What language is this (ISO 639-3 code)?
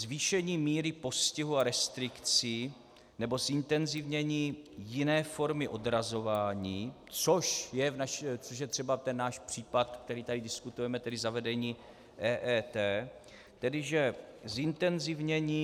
ces